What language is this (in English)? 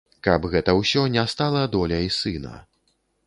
Belarusian